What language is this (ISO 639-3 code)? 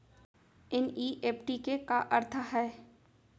hne